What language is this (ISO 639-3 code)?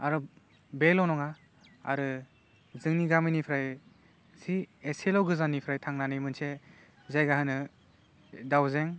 brx